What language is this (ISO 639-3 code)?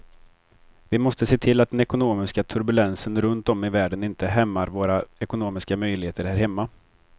swe